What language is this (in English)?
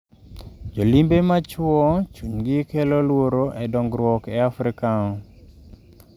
Luo (Kenya and Tanzania)